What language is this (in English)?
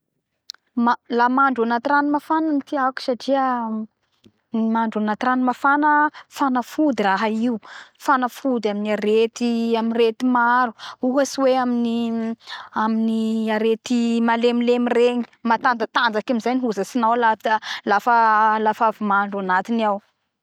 Bara Malagasy